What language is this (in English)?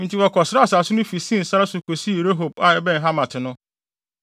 Akan